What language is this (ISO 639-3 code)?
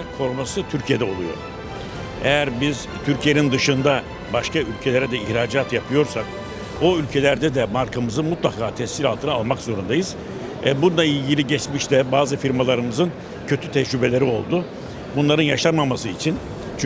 tur